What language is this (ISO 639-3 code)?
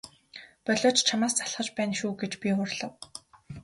mon